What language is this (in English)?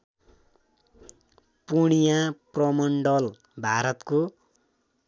Nepali